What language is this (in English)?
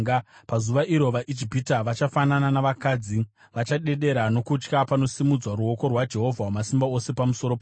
Shona